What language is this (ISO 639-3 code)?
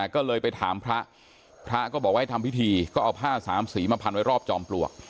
tha